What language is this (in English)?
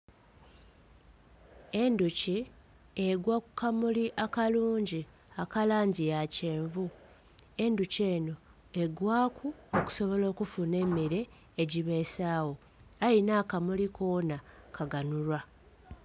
Soga